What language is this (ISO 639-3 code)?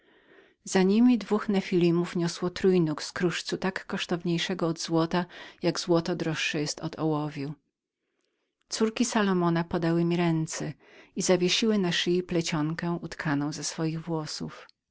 pol